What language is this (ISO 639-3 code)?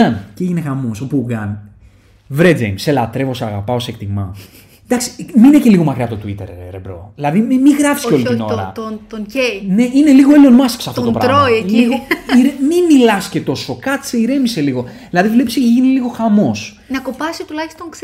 ell